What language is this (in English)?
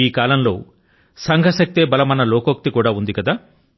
Telugu